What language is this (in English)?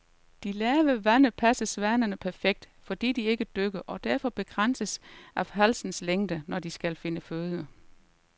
Danish